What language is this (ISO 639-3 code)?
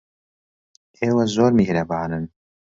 ckb